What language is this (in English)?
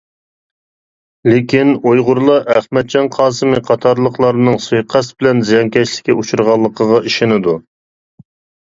Uyghur